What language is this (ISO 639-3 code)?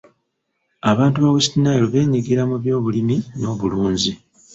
lug